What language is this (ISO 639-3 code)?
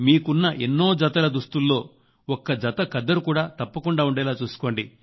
tel